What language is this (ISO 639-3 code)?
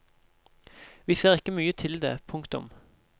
nor